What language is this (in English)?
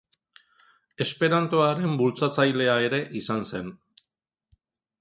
Basque